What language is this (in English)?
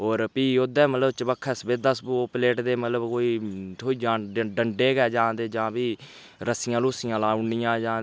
Dogri